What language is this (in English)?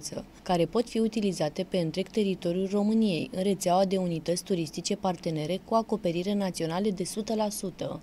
Romanian